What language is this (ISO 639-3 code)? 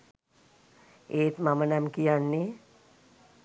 sin